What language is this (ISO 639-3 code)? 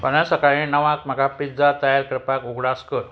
kok